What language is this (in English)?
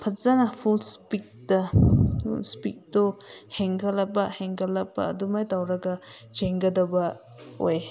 Manipuri